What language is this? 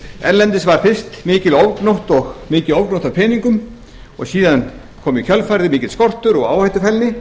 Icelandic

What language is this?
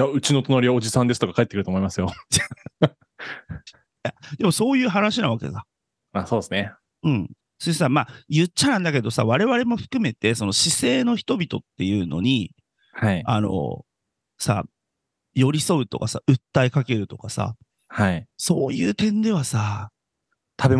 Japanese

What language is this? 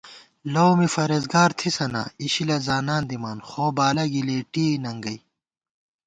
Gawar-Bati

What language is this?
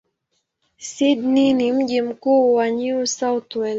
Swahili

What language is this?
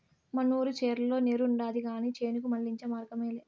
Telugu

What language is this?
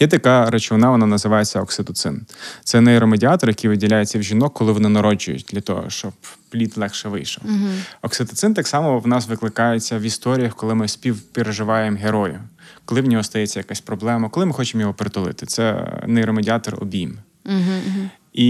Ukrainian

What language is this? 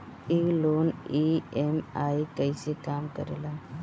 Bhojpuri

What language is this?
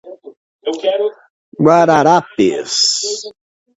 Portuguese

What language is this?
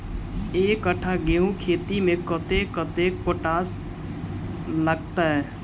Maithili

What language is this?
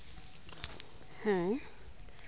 Santali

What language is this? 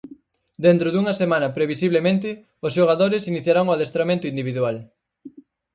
Galician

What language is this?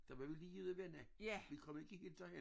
Danish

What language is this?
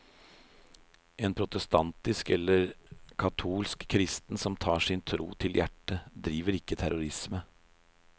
Norwegian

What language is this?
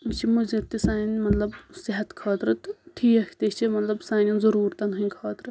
Kashmiri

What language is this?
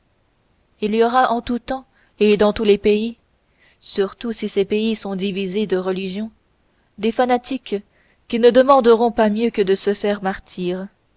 French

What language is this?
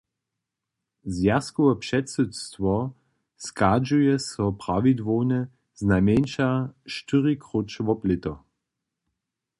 Upper Sorbian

